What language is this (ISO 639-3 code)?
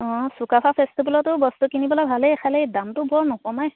asm